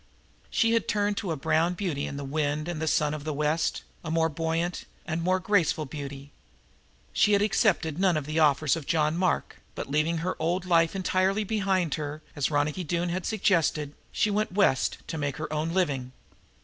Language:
English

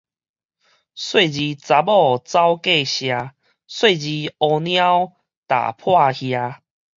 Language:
Min Nan Chinese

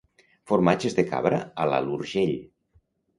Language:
Catalan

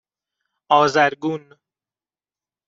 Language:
Persian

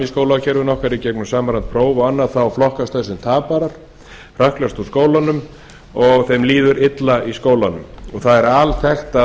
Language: Icelandic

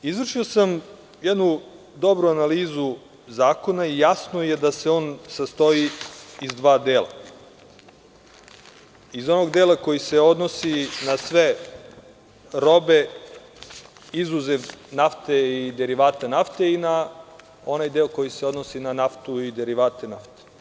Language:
Serbian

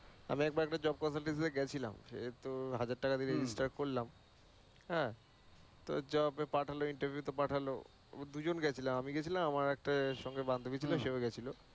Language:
Bangla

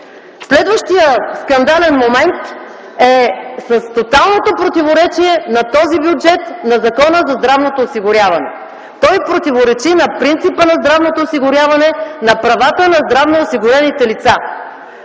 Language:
Bulgarian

